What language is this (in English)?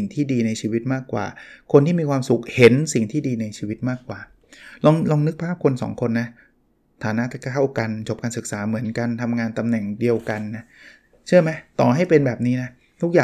Thai